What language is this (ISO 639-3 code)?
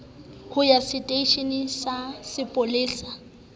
sot